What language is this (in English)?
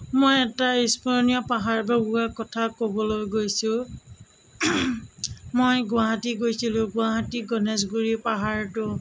Assamese